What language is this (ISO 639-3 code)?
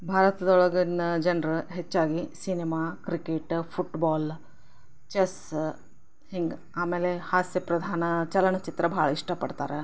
kan